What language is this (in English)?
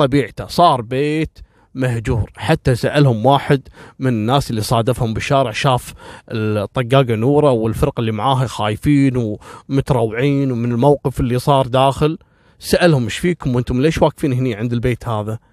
Arabic